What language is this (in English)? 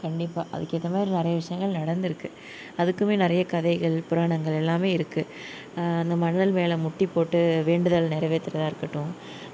Tamil